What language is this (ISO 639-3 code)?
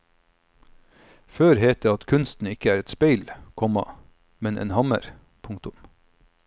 nor